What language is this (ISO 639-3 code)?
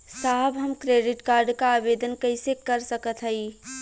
bho